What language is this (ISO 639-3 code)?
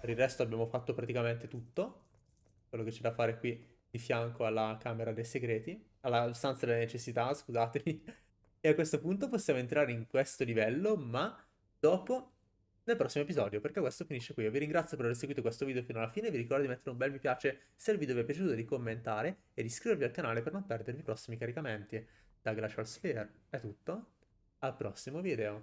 ita